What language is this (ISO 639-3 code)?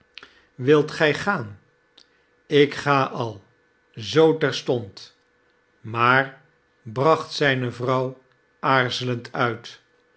nld